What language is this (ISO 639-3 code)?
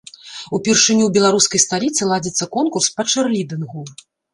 bel